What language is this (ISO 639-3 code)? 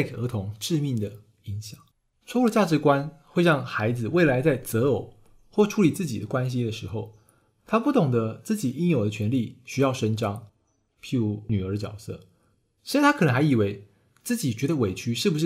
zho